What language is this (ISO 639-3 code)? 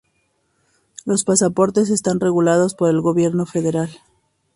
spa